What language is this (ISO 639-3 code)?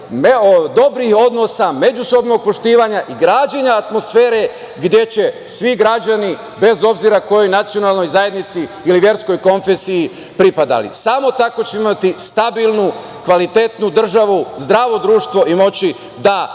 srp